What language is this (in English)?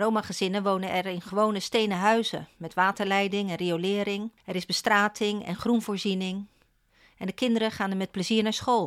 Dutch